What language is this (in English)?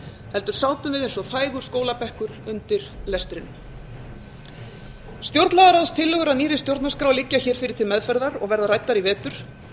Icelandic